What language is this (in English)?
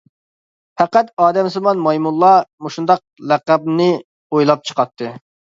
Uyghur